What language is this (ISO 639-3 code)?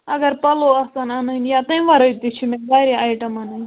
kas